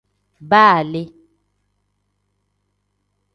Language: Tem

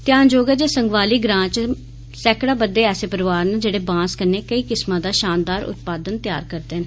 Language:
Dogri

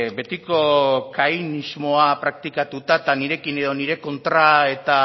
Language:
Basque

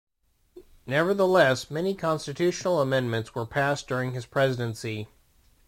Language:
English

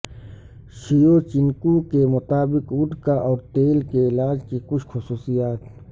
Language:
Urdu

